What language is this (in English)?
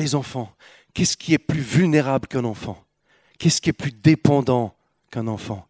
French